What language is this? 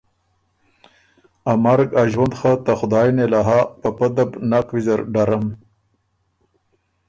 Ormuri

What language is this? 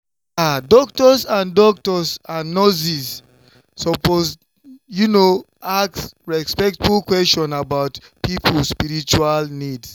Nigerian Pidgin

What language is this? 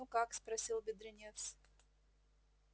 Russian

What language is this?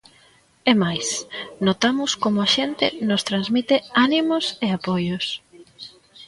Galician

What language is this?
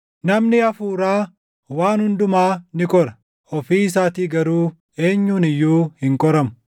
Oromo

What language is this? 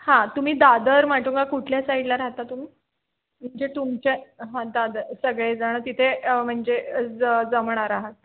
Marathi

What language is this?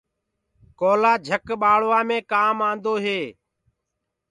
Gurgula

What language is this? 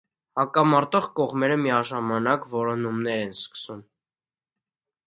Armenian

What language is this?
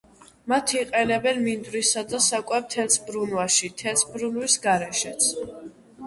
Georgian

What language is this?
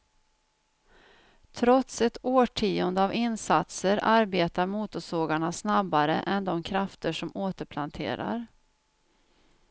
Swedish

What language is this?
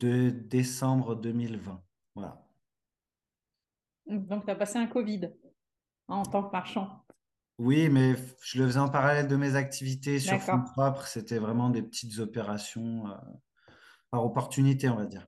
French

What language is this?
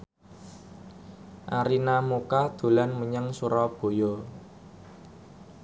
Javanese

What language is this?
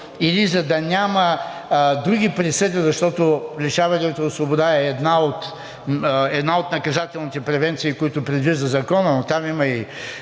Bulgarian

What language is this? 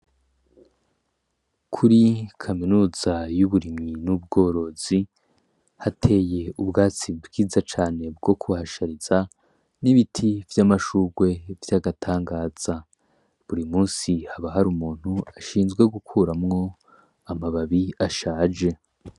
Rundi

